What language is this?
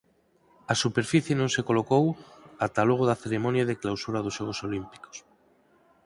Galician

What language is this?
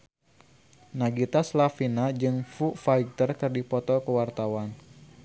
Sundanese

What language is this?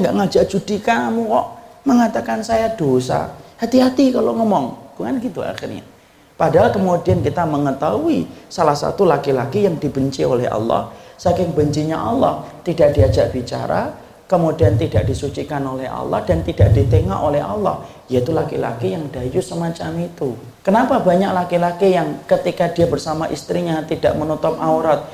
Indonesian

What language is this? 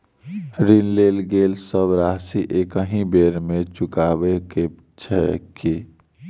Maithili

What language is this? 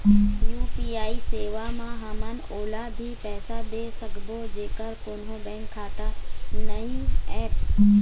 Chhattisgarhi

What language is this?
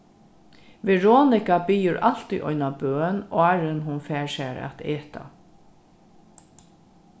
Faroese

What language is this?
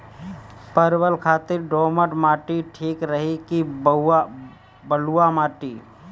Bhojpuri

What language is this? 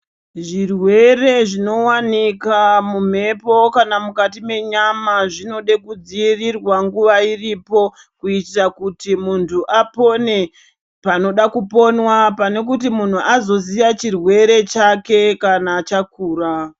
Ndau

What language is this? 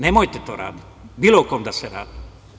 Serbian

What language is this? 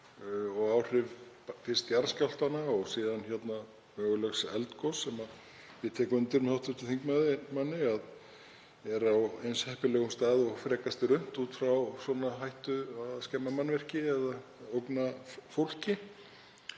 Icelandic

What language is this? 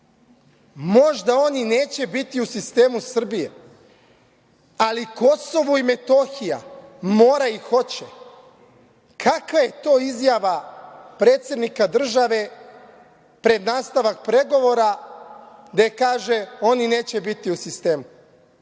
Serbian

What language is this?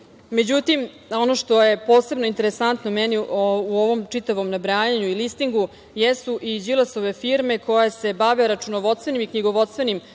Serbian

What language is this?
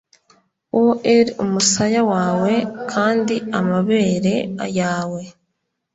Kinyarwanda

